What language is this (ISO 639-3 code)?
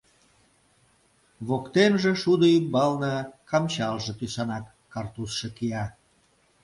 chm